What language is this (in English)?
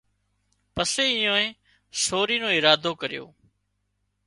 Wadiyara Koli